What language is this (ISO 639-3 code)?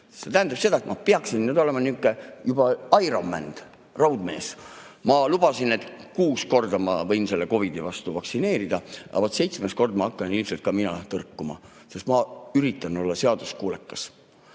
est